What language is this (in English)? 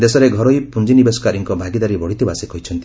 Odia